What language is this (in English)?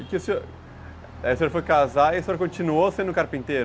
Portuguese